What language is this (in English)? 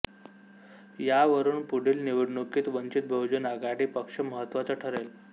Marathi